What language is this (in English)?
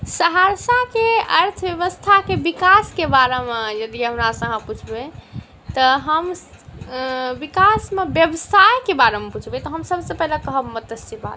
Maithili